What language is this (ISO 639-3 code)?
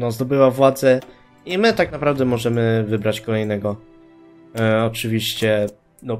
pol